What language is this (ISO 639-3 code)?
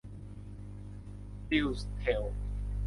tha